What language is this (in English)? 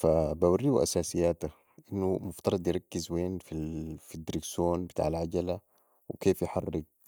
Sudanese Arabic